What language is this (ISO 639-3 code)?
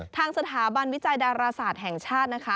tha